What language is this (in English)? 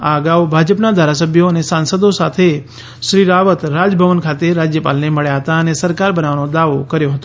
Gujarati